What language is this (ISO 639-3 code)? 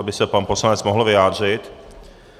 ces